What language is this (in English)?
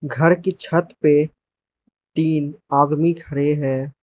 Hindi